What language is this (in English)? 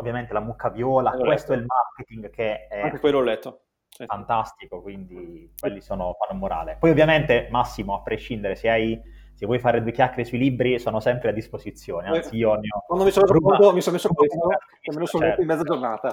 Italian